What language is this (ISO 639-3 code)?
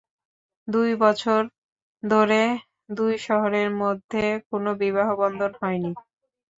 ben